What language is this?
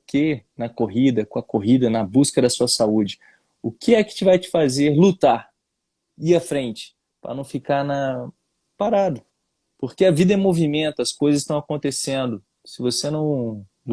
Portuguese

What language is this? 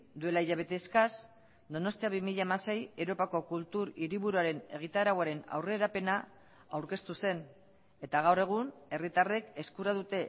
Basque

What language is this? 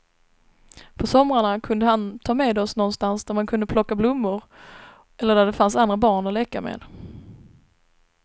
Swedish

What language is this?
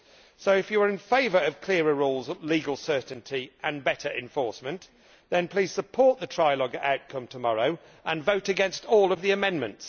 English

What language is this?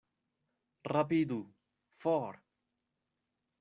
Esperanto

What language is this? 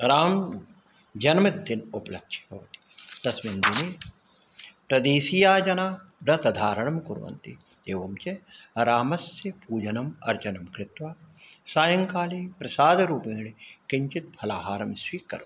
Sanskrit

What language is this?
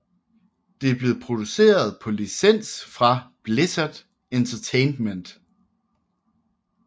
Danish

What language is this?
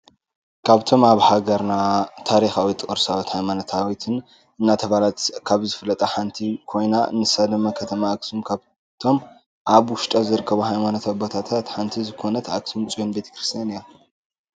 Tigrinya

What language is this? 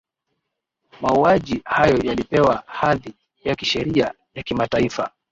Swahili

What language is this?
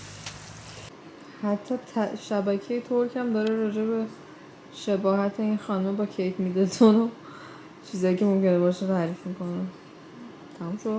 Persian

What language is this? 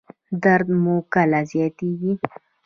Pashto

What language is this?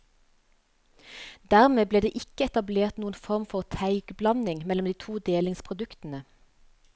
Norwegian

